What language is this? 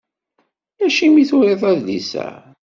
Kabyle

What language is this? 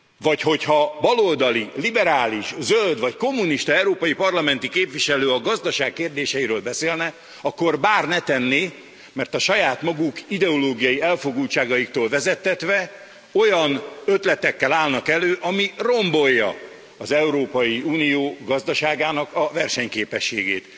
Hungarian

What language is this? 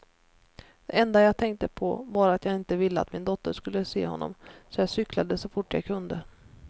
Swedish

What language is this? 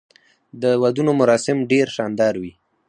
Pashto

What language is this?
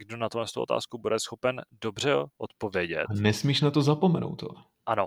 Czech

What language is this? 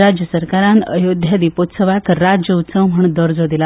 Konkani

